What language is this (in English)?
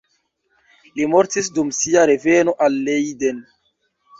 Esperanto